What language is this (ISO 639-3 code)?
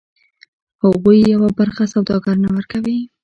pus